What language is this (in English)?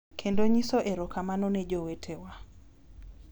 Luo (Kenya and Tanzania)